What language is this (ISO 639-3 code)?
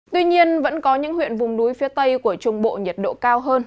vie